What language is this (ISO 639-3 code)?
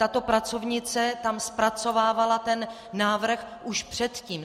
ces